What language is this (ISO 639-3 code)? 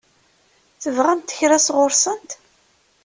kab